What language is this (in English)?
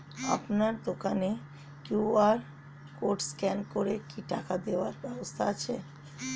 Bangla